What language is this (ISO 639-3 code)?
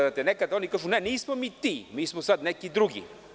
srp